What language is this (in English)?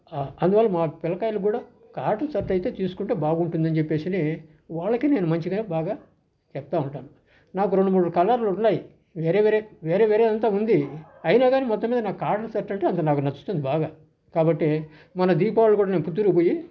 Telugu